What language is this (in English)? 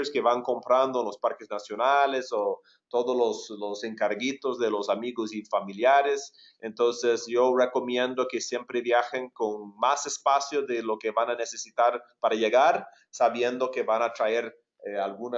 Spanish